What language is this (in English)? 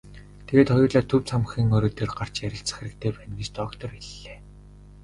Mongolian